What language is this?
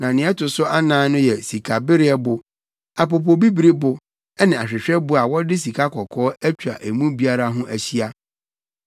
Akan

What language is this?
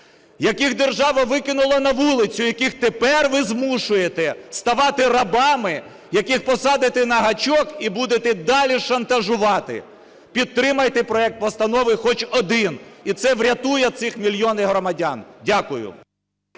Ukrainian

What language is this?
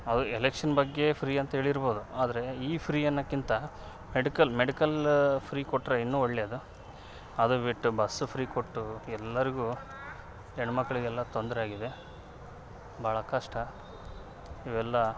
Kannada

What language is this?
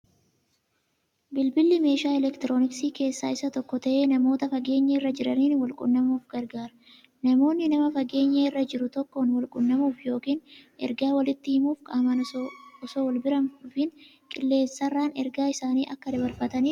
Oromo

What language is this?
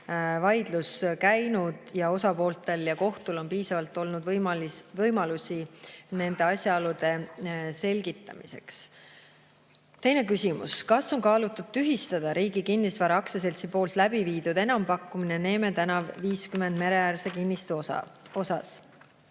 Estonian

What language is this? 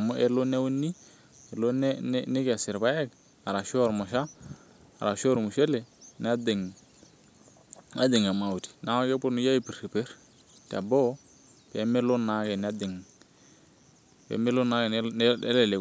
Masai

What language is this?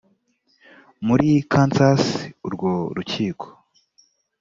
Kinyarwanda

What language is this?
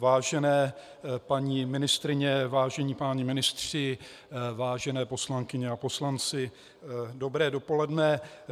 Czech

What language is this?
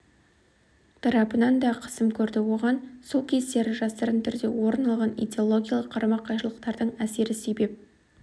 Kazakh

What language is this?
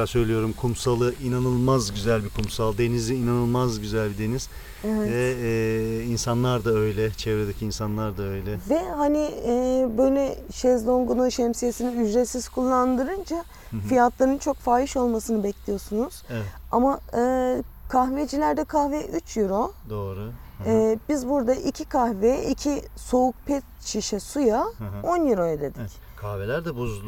Turkish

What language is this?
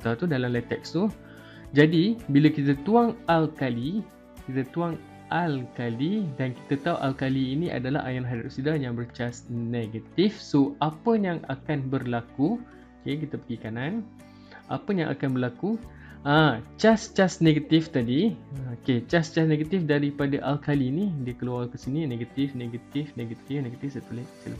Malay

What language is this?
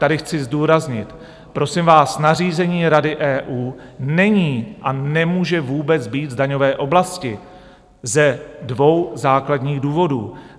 Czech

